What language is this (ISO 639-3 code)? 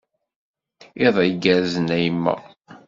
kab